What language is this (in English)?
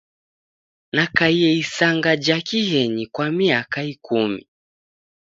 Taita